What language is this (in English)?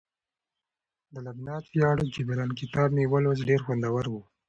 Pashto